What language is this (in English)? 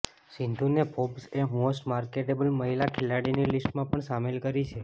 Gujarati